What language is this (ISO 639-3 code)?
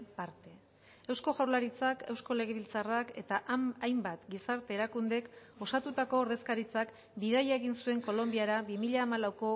eus